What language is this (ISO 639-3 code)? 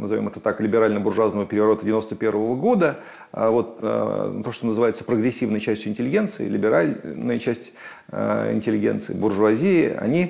rus